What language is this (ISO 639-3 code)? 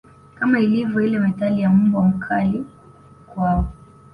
swa